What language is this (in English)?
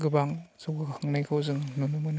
Bodo